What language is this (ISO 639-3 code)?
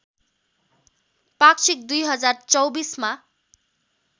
nep